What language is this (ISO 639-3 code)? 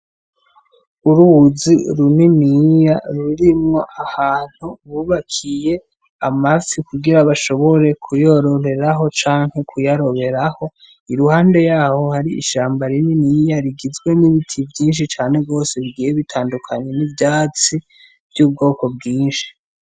run